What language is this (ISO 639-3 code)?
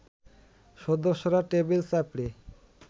ben